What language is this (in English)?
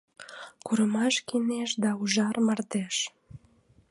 Mari